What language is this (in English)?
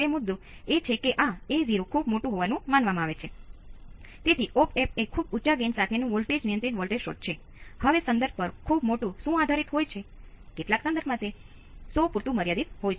Gujarati